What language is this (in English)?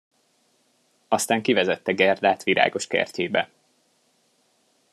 Hungarian